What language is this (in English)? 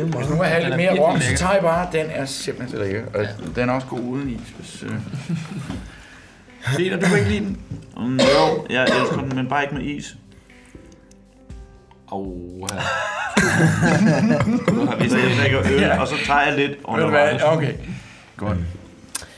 Danish